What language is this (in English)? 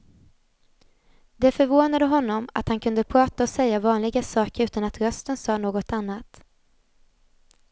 Swedish